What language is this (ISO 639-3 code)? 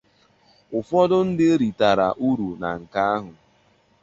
ibo